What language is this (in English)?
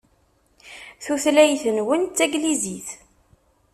Kabyle